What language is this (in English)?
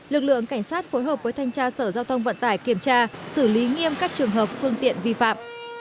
Vietnamese